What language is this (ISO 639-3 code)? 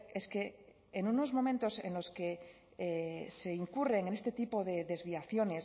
spa